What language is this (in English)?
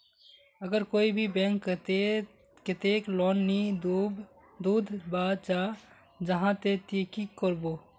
Magahi